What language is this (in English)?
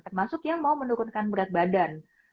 Indonesian